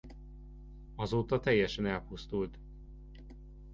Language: Hungarian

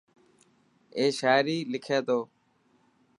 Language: Dhatki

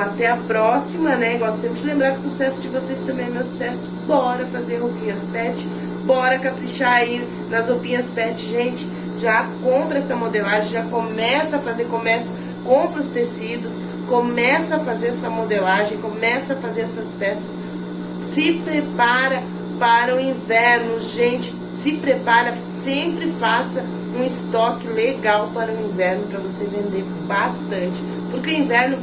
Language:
Portuguese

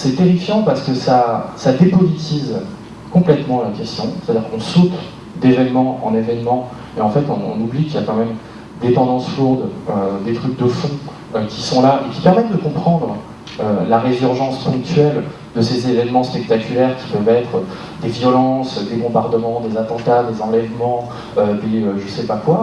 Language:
French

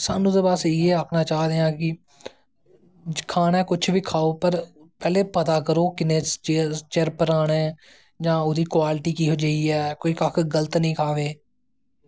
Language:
Dogri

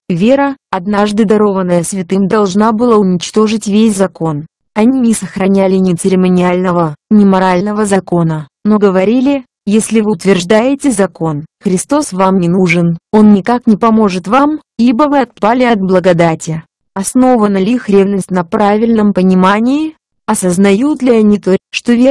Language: Russian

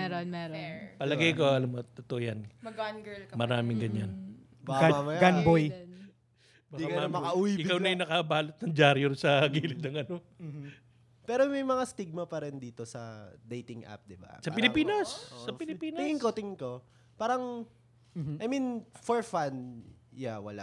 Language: Filipino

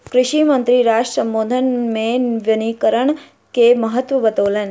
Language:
Maithili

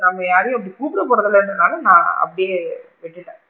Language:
Tamil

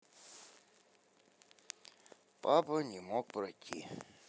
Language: Russian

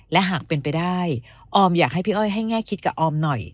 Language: Thai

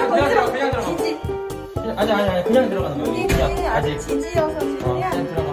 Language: Korean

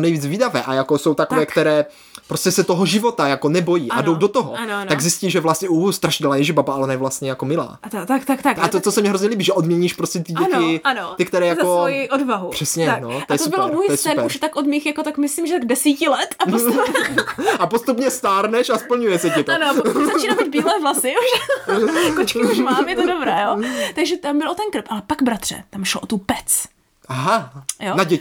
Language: Czech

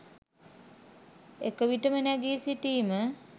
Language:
Sinhala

